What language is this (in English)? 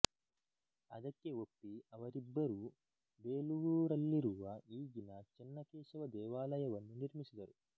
Kannada